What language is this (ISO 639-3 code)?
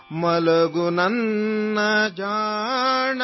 urd